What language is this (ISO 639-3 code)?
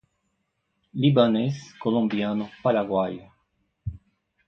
por